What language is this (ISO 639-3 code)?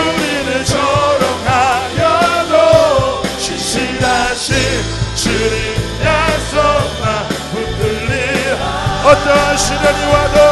kor